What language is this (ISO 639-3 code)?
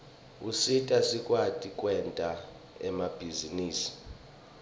ssw